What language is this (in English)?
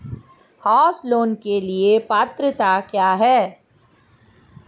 Hindi